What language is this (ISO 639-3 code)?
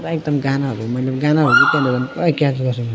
nep